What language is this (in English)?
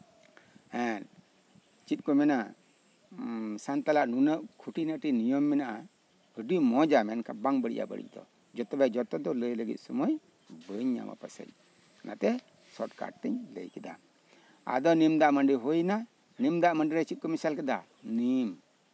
Santali